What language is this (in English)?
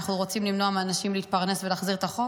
Hebrew